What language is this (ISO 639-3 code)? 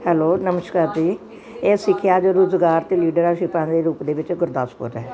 pan